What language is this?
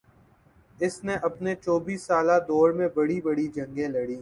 Urdu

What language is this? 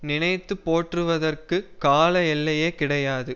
Tamil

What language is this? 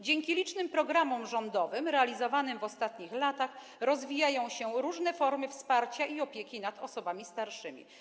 Polish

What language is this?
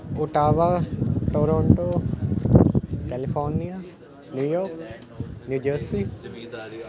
Punjabi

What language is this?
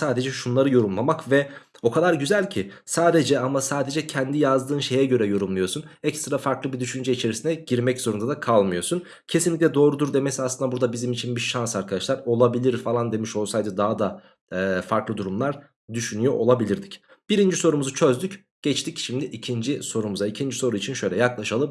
Turkish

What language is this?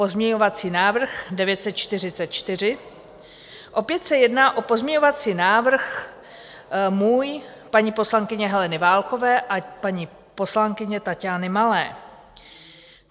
Czech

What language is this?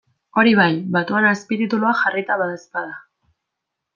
Basque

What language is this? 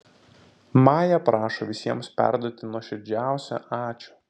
Lithuanian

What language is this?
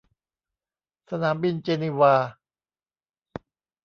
Thai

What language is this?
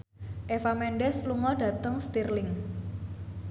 Javanese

